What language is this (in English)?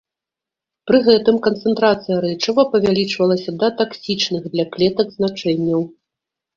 Belarusian